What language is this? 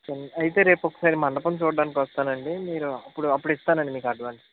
Telugu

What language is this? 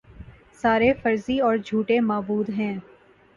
Urdu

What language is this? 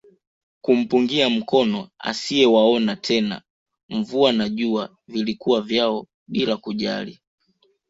Swahili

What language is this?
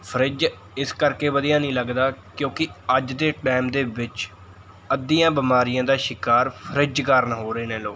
Punjabi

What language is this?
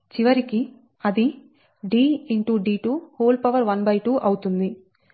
Telugu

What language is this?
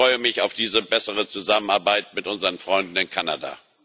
German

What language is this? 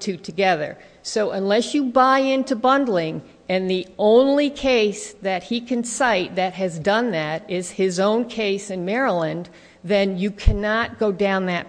English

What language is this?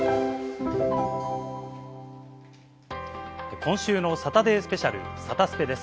Japanese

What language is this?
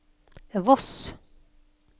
Norwegian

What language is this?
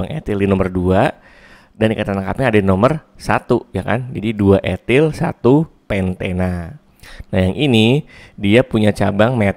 Indonesian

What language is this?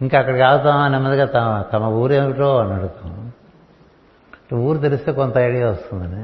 Telugu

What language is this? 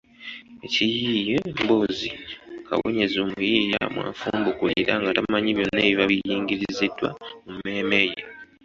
Ganda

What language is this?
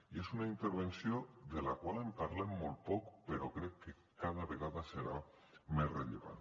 Catalan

